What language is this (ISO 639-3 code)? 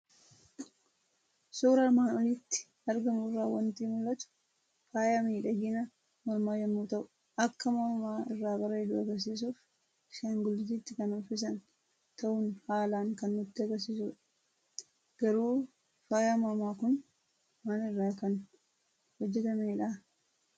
orm